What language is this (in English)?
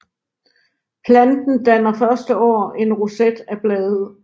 Danish